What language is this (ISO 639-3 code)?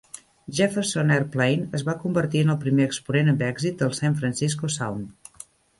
cat